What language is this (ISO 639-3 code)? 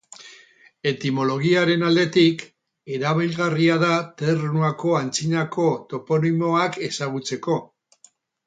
eus